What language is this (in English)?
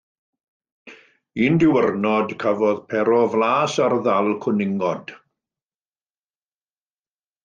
Welsh